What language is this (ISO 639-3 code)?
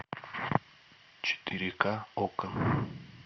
rus